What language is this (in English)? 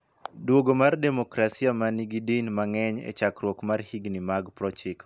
Luo (Kenya and Tanzania)